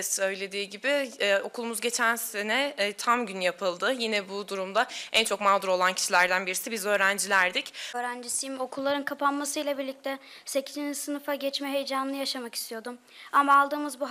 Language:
Turkish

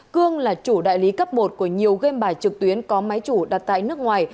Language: Vietnamese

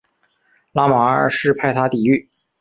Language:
Chinese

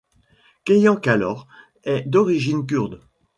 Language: French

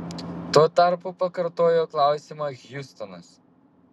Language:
Lithuanian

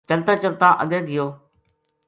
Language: Gujari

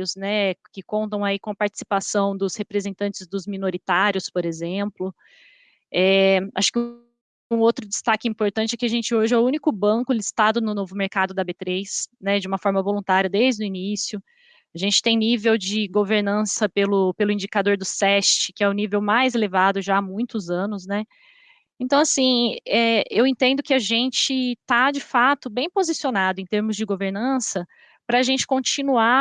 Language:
Portuguese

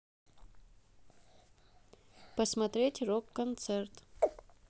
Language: Russian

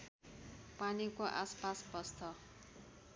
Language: Nepali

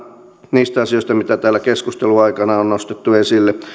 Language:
Finnish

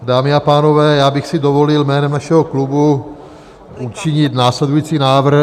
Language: Czech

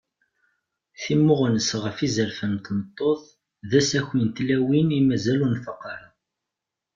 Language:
Kabyle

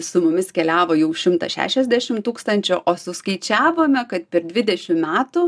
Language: Lithuanian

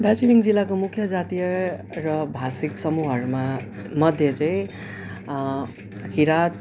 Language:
Nepali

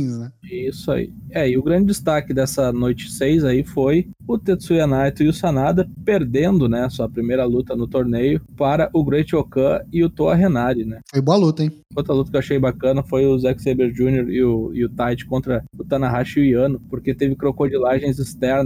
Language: Portuguese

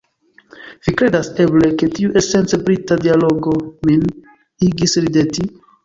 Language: Esperanto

